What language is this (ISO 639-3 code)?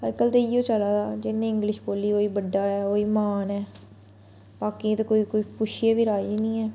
doi